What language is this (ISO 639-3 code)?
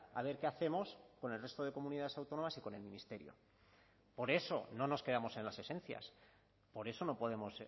spa